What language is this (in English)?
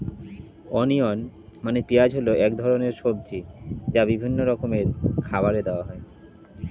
Bangla